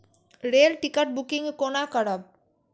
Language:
Maithili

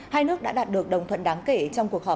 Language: Vietnamese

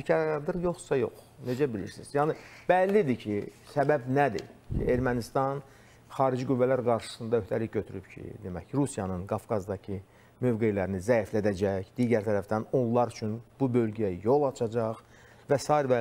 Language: Turkish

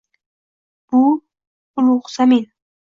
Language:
Uzbek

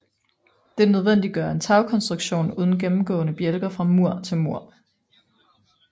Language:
Danish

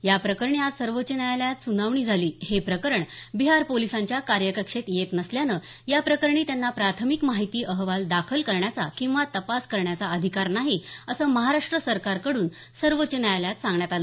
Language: Marathi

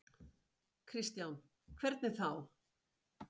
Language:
Icelandic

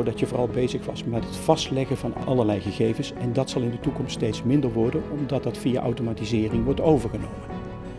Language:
Dutch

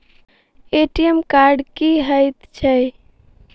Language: Maithili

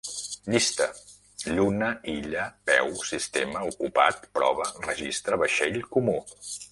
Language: Catalan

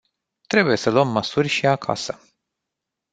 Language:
Romanian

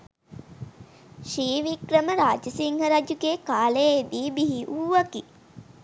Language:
Sinhala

